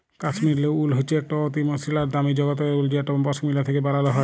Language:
Bangla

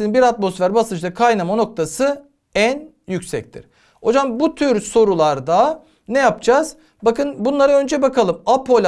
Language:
Turkish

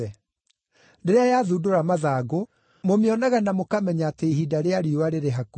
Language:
Kikuyu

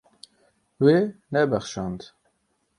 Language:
Kurdish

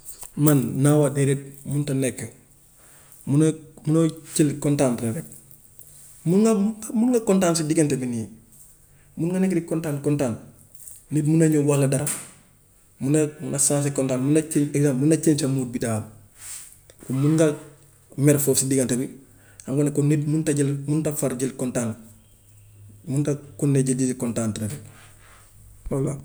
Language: Gambian Wolof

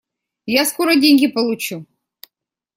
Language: Russian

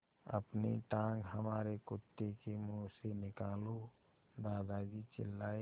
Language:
Hindi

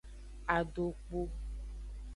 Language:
Aja (Benin)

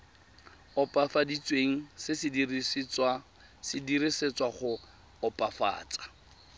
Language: Tswana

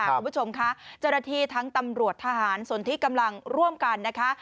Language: Thai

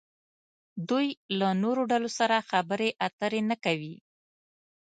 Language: Pashto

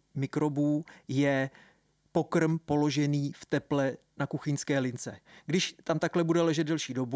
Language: Czech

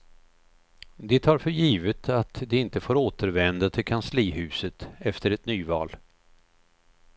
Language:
Swedish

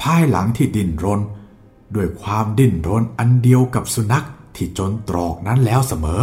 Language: Thai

